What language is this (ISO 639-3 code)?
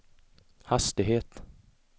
swe